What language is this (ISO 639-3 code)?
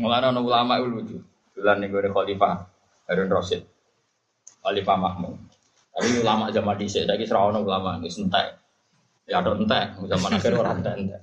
msa